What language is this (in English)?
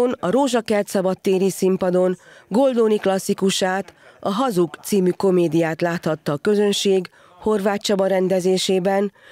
Hungarian